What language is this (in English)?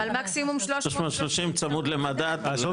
Hebrew